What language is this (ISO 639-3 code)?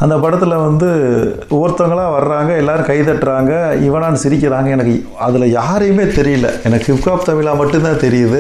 tam